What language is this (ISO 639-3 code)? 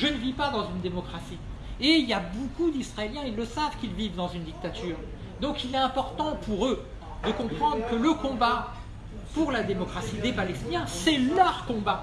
fra